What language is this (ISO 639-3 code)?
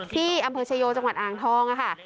tha